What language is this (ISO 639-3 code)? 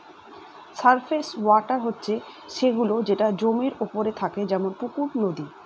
ben